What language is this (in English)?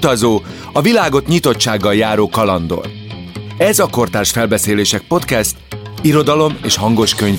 Hungarian